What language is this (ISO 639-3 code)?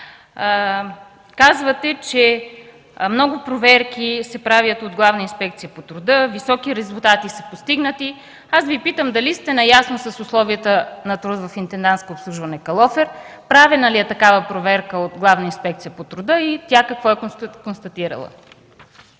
bul